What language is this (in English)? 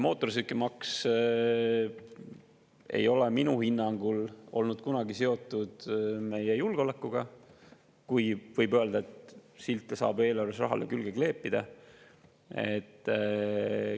Estonian